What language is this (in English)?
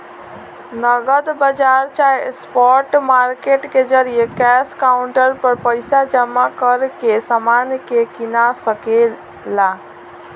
Bhojpuri